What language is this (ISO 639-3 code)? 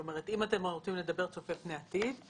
heb